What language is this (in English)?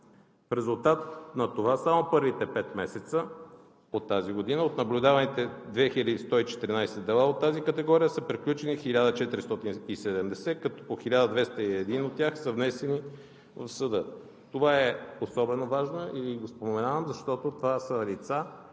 Bulgarian